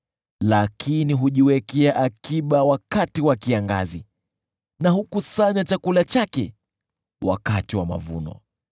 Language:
Swahili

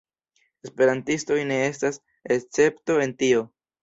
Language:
Esperanto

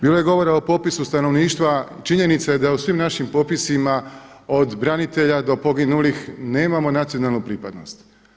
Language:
Croatian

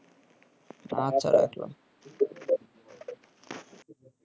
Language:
Bangla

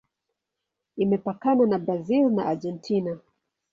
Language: Swahili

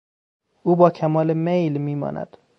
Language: Persian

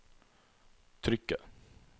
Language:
Norwegian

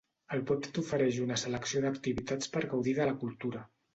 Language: Catalan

